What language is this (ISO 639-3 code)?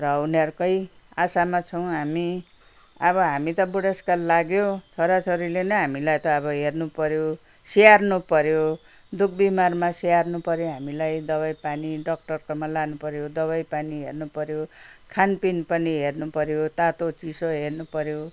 nep